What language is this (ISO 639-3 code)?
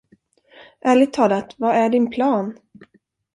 swe